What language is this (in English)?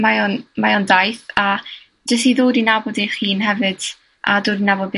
Welsh